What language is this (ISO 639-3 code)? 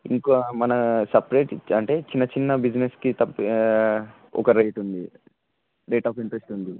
tel